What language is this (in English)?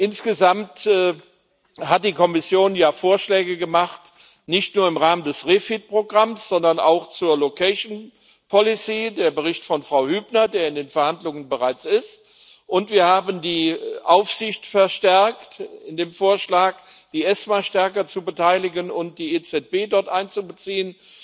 German